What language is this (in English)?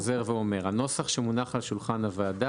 Hebrew